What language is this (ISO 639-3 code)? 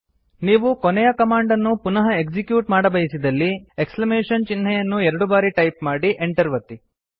kan